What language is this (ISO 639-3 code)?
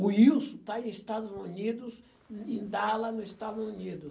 por